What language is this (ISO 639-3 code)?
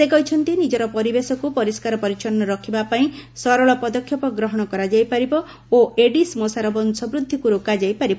ori